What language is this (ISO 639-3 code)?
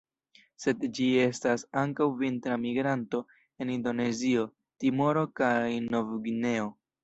epo